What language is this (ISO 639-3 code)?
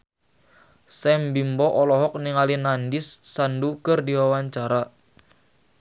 sun